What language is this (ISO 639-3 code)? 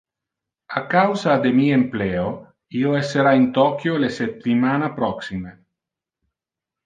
ina